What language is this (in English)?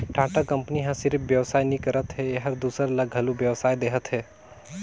Chhattisgarhi